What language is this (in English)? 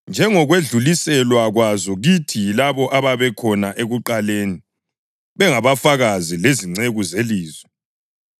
North Ndebele